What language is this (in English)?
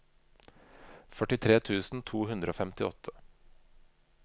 Norwegian